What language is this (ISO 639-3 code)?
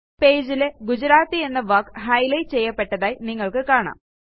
mal